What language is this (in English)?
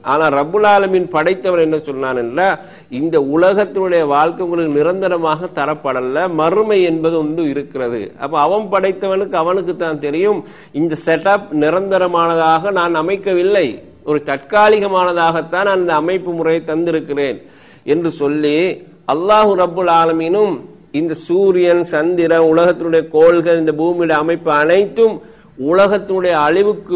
Tamil